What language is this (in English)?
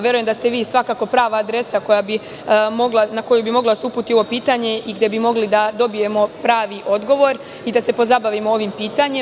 Serbian